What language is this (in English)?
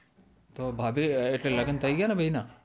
Gujarati